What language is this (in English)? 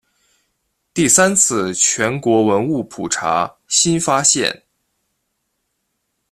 Chinese